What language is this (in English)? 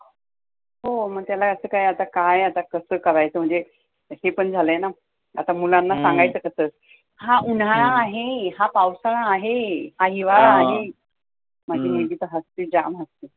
Marathi